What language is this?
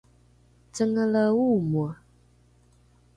Rukai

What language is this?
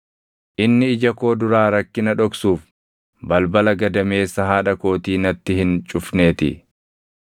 Oromo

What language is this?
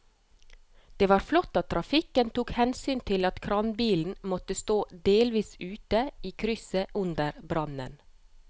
Norwegian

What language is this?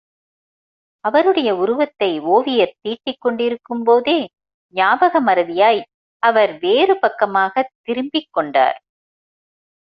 Tamil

